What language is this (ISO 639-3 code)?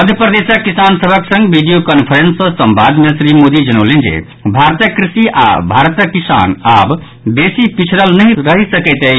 mai